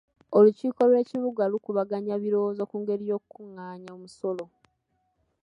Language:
Ganda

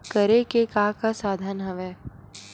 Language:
Chhattisgarhi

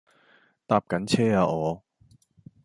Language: Cantonese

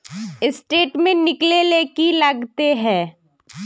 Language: Magahi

